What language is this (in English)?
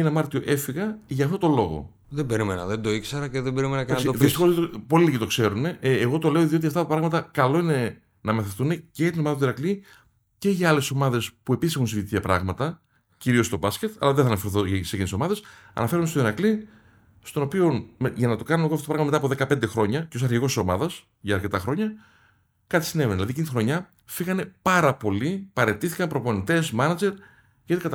Greek